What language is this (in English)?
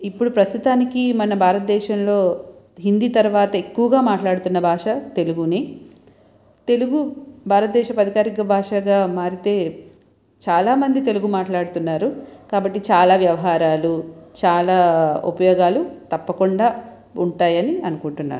Telugu